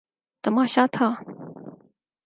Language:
Urdu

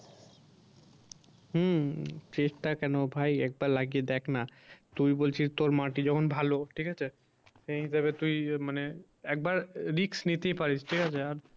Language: Bangla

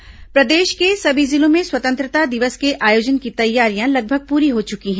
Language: Hindi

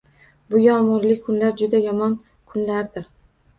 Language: Uzbek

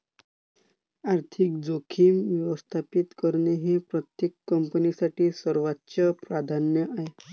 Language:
Marathi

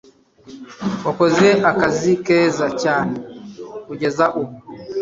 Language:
Kinyarwanda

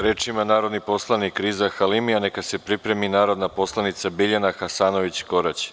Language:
Serbian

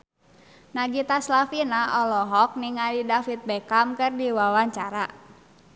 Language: Sundanese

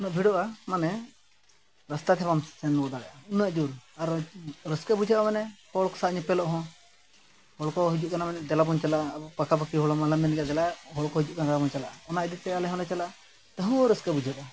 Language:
Santali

